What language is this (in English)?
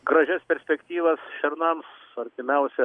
Lithuanian